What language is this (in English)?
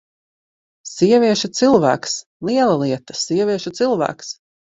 Latvian